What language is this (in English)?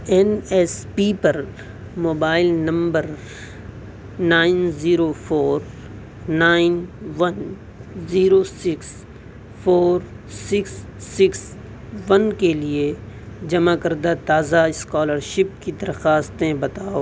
Urdu